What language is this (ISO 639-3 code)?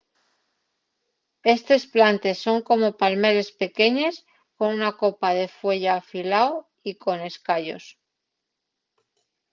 ast